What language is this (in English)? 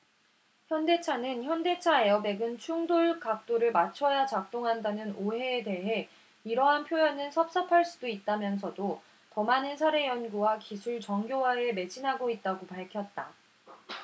Korean